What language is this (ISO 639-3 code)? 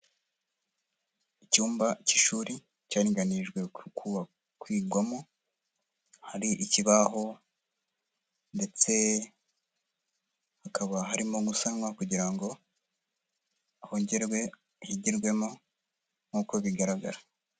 kin